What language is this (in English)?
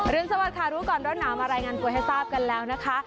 Thai